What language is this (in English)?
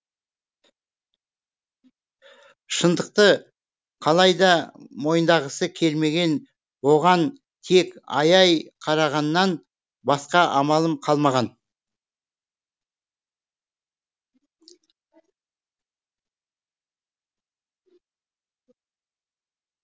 Kazakh